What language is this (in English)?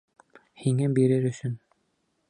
Bashkir